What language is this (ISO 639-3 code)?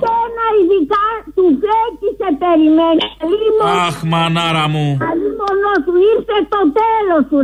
ell